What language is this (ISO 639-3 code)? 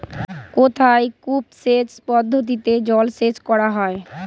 ben